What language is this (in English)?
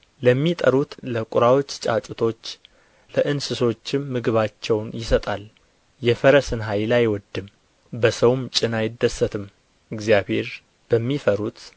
Amharic